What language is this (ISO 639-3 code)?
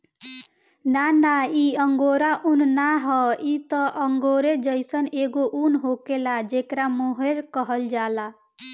bho